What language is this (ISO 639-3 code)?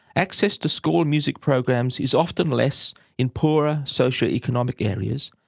eng